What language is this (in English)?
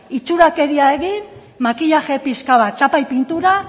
Basque